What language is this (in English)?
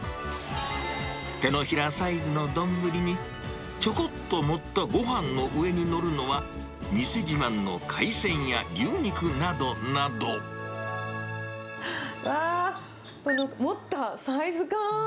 Japanese